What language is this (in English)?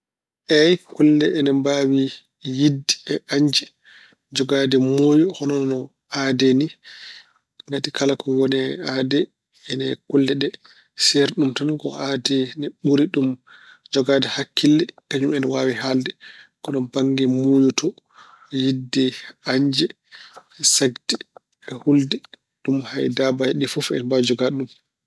Fula